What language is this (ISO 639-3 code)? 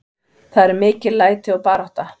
isl